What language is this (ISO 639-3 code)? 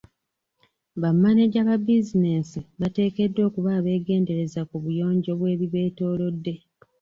lug